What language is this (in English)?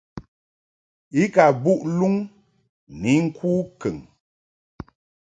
Mungaka